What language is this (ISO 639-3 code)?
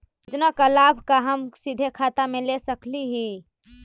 mag